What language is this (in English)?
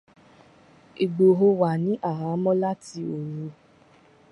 Yoruba